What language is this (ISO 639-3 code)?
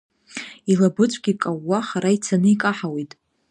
abk